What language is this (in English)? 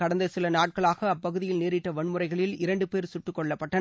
Tamil